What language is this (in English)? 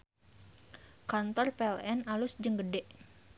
Sundanese